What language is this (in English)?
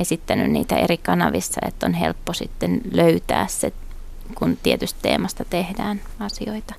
Finnish